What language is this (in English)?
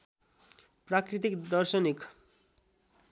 Nepali